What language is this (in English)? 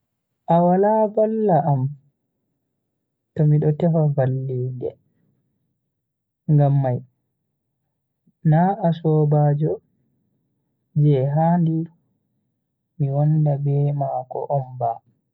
Bagirmi Fulfulde